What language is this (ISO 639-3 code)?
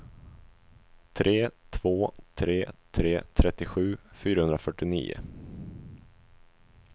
swe